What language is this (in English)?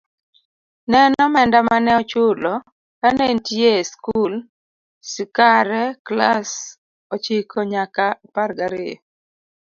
Luo (Kenya and Tanzania)